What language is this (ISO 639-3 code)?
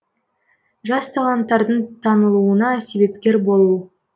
kaz